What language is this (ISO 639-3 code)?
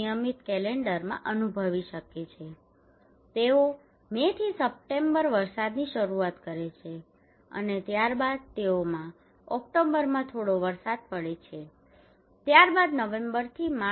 guj